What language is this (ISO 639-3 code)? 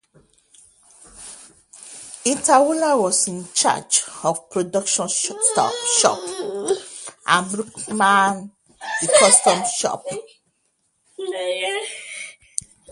eng